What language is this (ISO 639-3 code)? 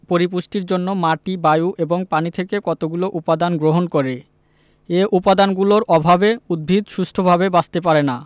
ben